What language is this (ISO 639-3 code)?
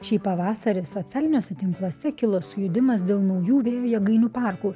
lit